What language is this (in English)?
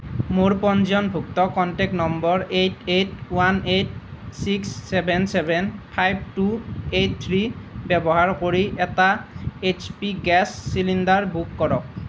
Assamese